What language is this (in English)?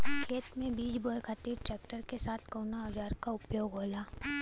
Bhojpuri